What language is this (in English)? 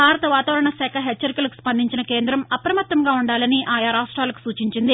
Telugu